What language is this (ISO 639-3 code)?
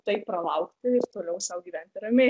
lit